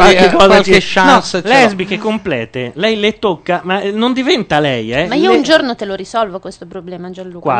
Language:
Italian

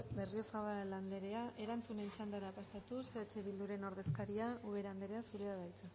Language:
Basque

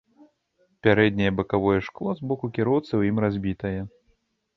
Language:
Belarusian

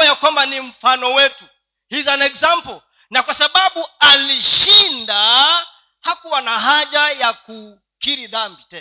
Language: Swahili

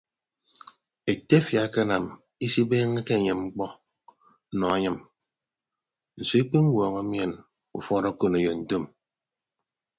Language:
Ibibio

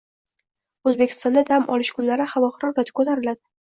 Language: Uzbek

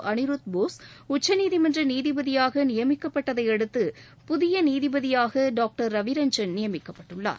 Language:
Tamil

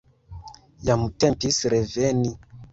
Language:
Esperanto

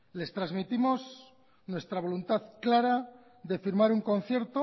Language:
Spanish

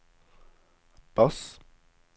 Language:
Norwegian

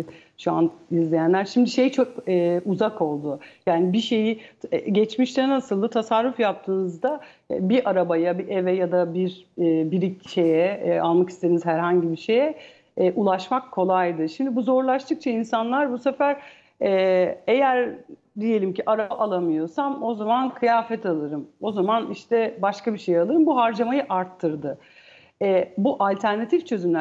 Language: Turkish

